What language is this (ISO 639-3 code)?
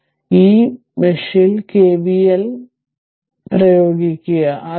mal